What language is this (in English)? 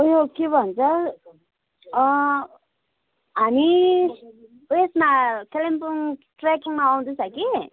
Nepali